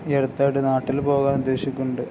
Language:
Malayalam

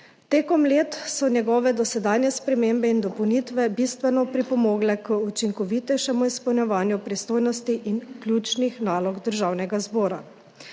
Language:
Slovenian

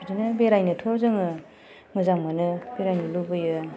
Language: Bodo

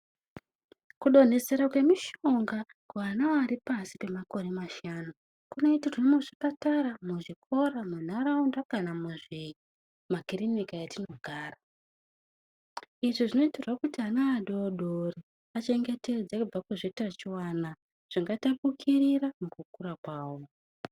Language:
Ndau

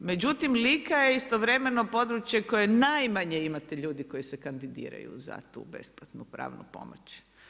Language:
Croatian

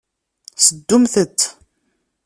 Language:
Kabyle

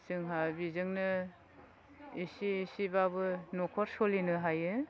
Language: Bodo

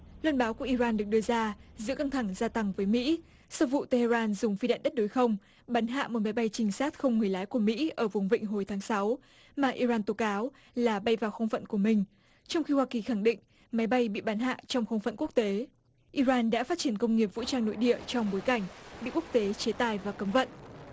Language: Vietnamese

